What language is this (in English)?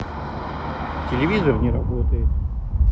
Russian